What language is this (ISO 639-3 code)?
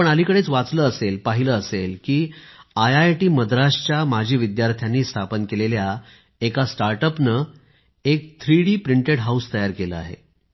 mar